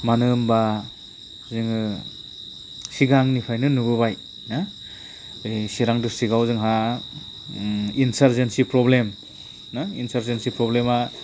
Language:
Bodo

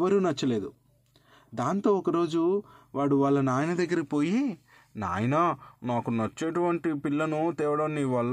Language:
Telugu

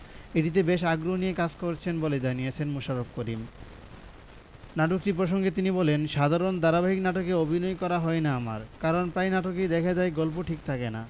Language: Bangla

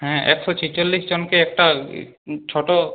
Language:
Bangla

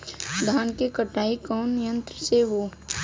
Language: Bhojpuri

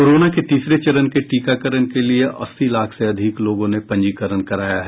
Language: Hindi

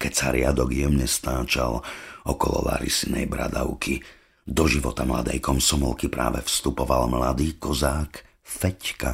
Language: Slovak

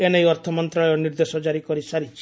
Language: Odia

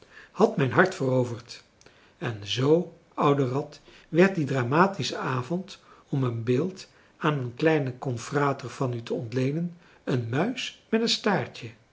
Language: Dutch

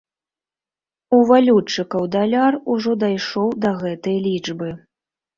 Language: Belarusian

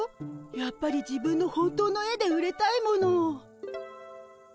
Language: Japanese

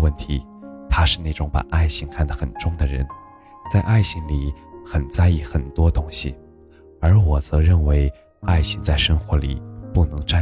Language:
Chinese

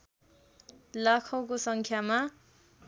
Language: Nepali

